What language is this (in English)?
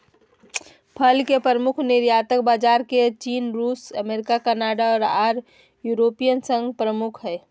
Magahi